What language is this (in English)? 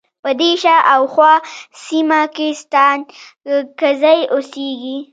Pashto